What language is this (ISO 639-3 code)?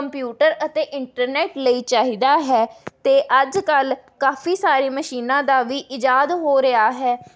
pan